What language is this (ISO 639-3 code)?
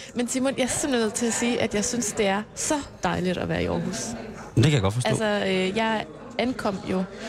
dan